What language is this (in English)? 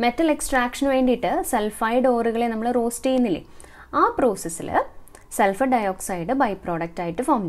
Hindi